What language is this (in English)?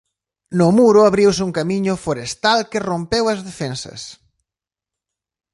Galician